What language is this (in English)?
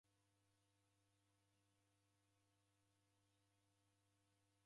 Taita